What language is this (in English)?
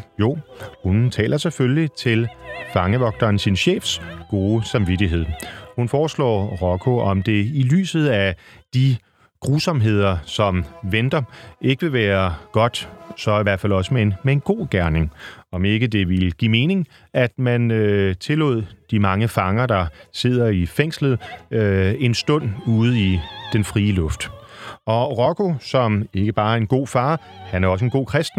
Danish